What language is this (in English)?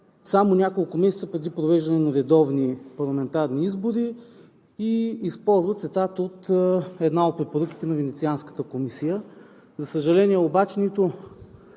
Bulgarian